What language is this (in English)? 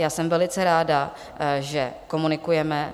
Czech